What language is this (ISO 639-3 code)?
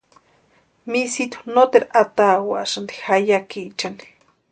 pua